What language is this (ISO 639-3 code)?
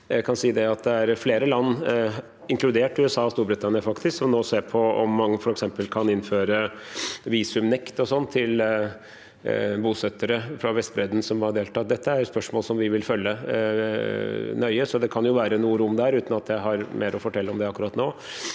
nor